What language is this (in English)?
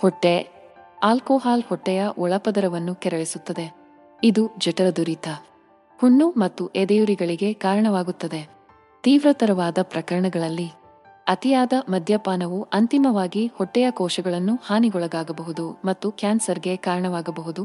Kannada